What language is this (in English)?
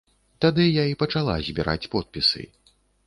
Belarusian